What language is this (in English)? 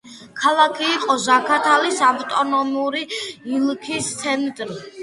Georgian